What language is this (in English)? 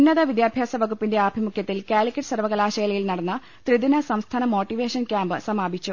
Malayalam